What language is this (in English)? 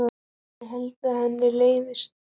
Icelandic